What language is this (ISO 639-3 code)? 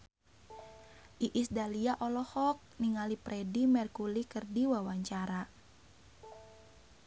sun